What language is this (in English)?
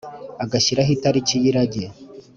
Kinyarwanda